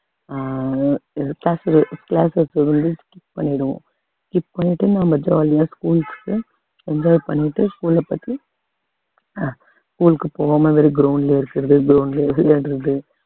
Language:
Tamil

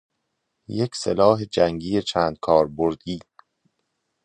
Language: Persian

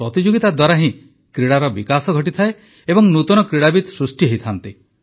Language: Odia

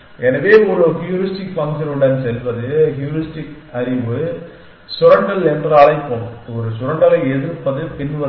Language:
Tamil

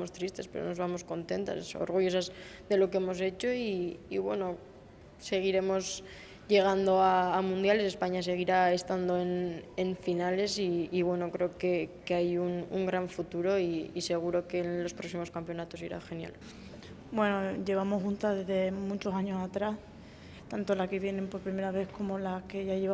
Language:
Spanish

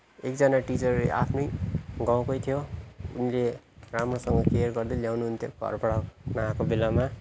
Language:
Nepali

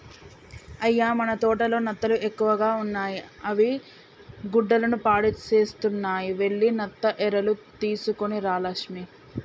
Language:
Telugu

